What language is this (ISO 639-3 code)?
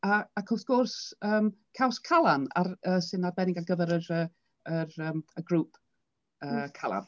cym